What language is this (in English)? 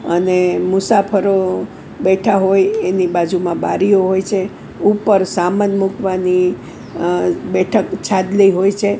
Gujarati